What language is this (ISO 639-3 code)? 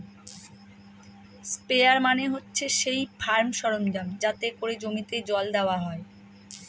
ben